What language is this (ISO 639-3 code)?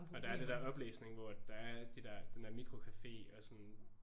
dan